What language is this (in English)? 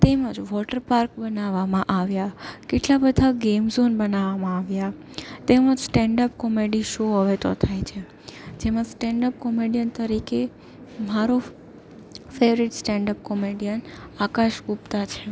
Gujarati